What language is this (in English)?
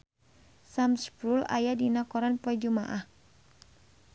Sundanese